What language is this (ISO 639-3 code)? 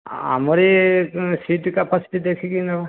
ori